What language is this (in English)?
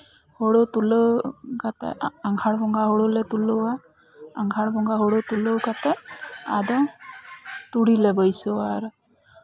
Santali